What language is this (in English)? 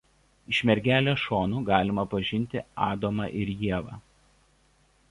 Lithuanian